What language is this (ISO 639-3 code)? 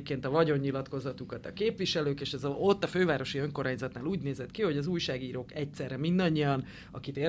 hun